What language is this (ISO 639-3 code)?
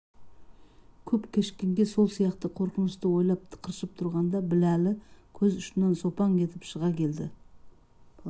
kaz